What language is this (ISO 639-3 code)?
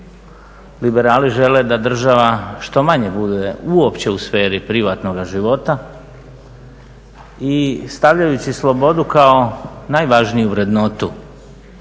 hrv